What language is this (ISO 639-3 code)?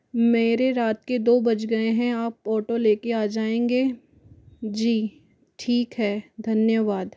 hin